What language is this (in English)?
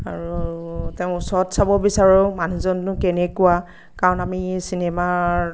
Assamese